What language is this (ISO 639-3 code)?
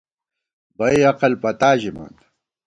gwt